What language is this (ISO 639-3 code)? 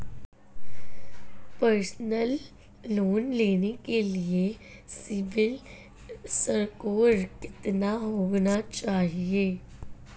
hin